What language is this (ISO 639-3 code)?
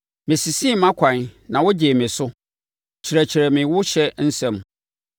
aka